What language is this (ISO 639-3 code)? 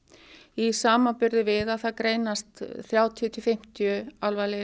isl